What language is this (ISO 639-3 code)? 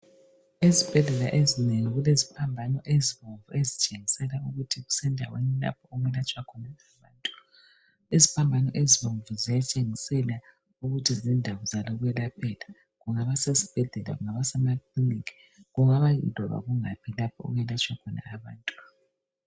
nde